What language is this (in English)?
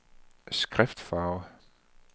Danish